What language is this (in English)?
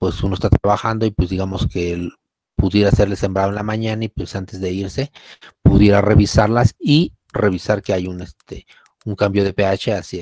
Spanish